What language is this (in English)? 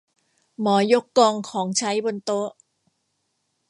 Thai